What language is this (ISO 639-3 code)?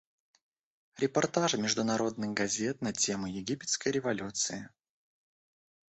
rus